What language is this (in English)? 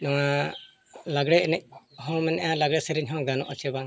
Santali